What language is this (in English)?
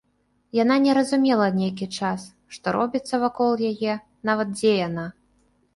Belarusian